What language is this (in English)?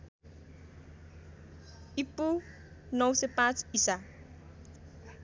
Nepali